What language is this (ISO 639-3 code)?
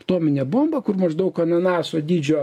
lit